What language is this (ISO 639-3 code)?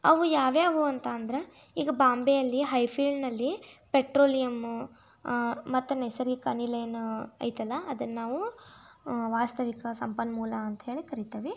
kan